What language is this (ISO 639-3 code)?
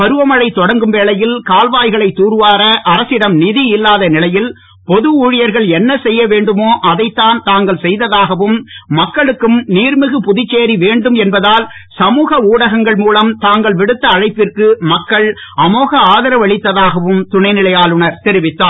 tam